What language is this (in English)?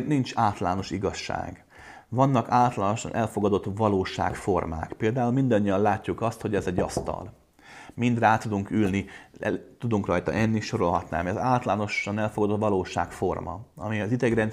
Hungarian